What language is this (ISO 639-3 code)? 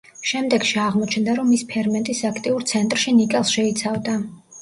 kat